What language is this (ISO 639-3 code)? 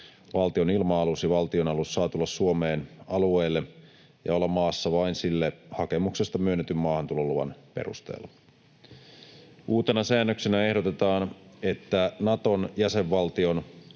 fin